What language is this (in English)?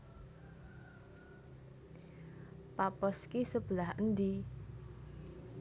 Javanese